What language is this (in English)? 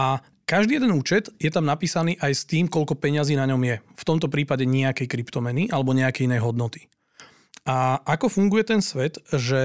Slovak